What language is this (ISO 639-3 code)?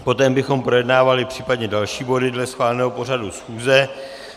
ces